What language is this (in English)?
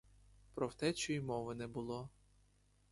Ukrainian